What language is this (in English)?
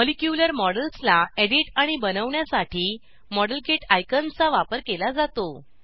Marathi